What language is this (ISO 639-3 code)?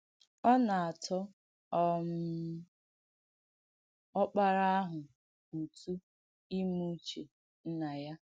ibo